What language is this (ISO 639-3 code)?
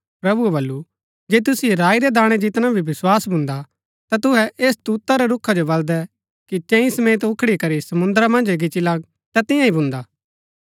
gbk